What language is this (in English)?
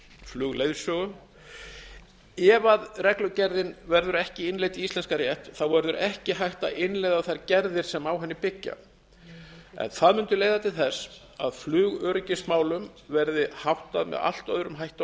Icelandic